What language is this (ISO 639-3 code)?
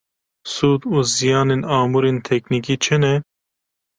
kur